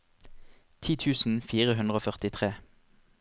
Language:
Norwegian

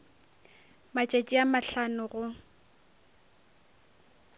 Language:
Northern Sotho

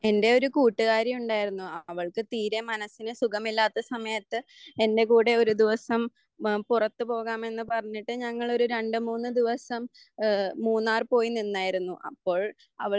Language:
Malayalam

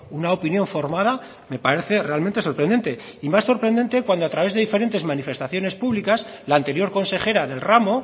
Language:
Spanish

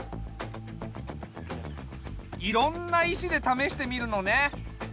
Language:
Japanese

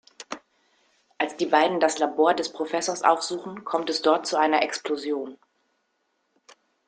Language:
German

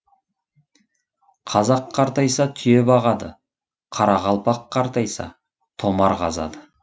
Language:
Kazakh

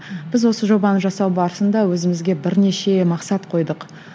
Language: Kazakh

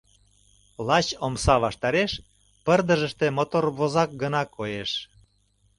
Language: Mari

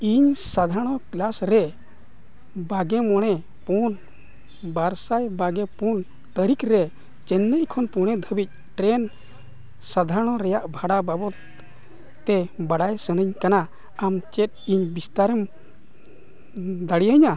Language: Santali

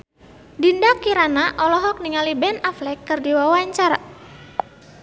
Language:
Sundanese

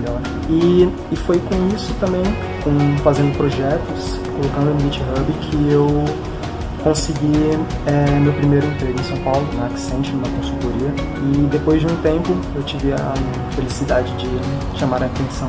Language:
Portuguese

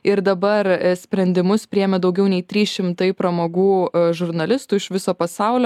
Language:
Lithuanian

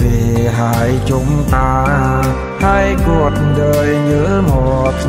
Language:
Vietnamese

